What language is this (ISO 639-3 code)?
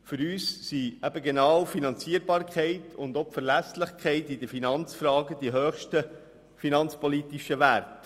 gsw